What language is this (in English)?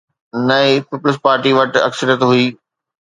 Sindhi